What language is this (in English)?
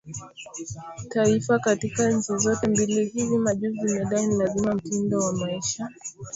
Swahili